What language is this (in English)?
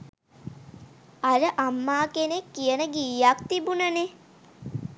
Sinhala